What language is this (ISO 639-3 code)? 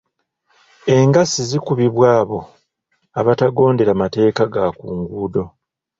lug